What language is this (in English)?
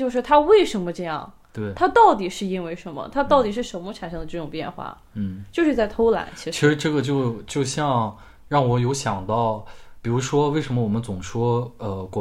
Chinese